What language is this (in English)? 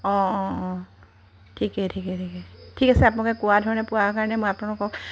Assamese